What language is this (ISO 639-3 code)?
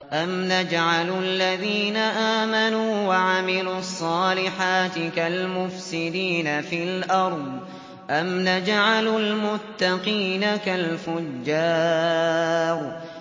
ara